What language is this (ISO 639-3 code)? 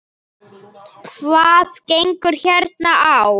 isl